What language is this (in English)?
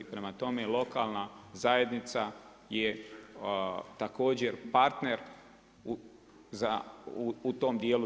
Croatian